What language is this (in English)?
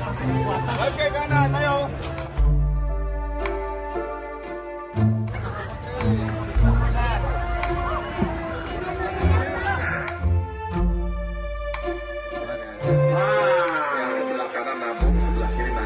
Indonesian